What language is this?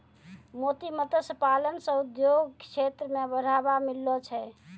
Maithili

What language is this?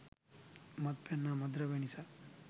Sinhala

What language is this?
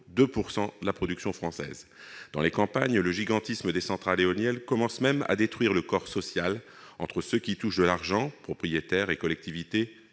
French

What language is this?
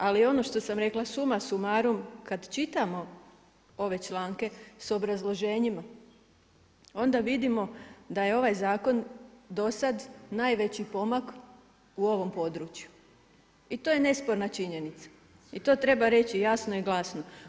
Croatian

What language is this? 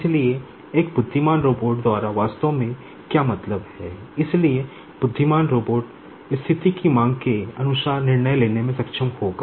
Hindi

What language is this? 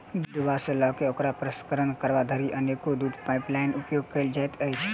Maithili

